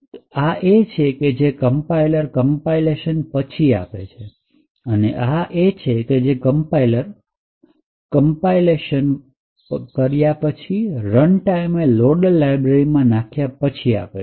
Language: Gujarati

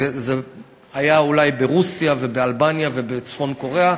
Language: Hebrew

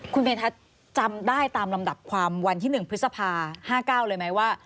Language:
Thai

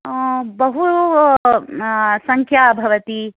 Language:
Sanskrit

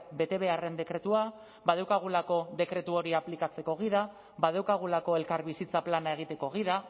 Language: Basque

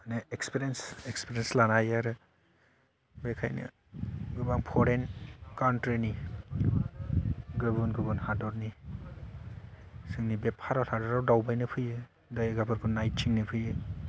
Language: Bodo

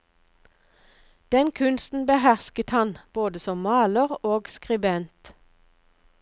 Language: Norwegian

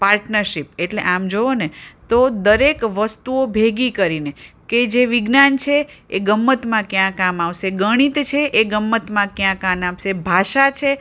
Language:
Gujarati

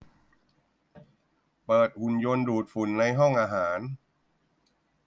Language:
Thai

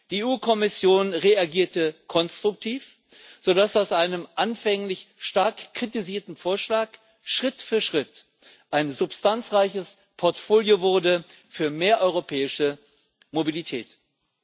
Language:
German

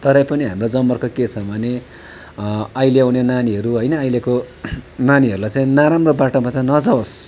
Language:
Nepali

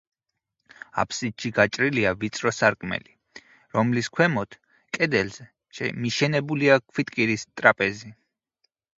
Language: Georgian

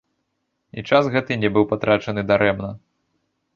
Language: Belarusian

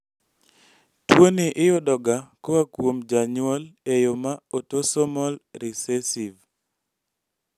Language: Luo (Kenya and Tanzania)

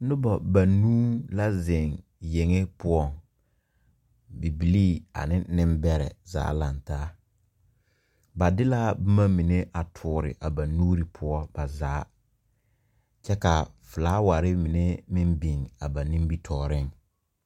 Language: Southern Dagaare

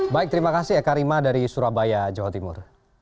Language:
Indonesian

